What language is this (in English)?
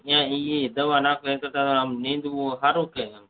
Gujarati